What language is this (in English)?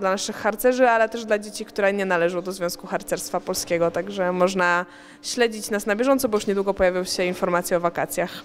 Polish